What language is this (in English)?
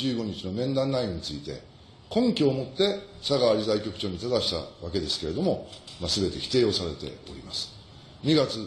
Japanese